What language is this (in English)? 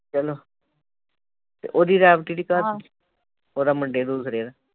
Punjabi